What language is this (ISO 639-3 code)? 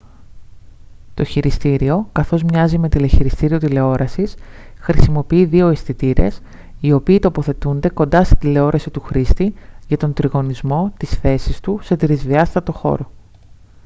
ell